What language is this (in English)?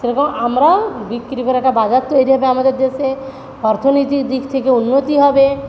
Bangla